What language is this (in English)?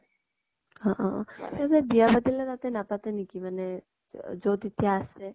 Assamese